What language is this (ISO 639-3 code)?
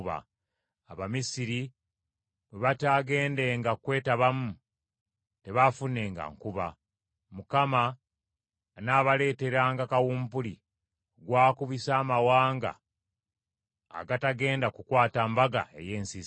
lug